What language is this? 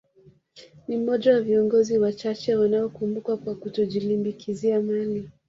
Swahili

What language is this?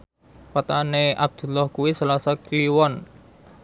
Javanese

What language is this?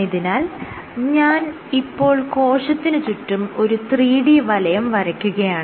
Malayalam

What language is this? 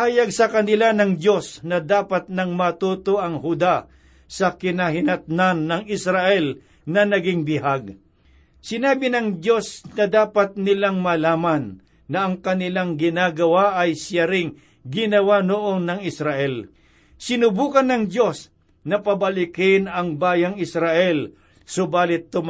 Filipino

